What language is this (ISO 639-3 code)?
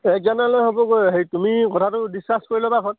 asm